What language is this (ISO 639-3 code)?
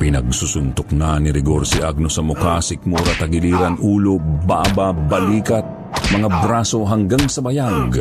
fil